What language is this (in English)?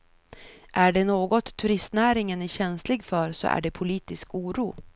Swedish